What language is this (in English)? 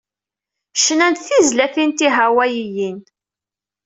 Kabyle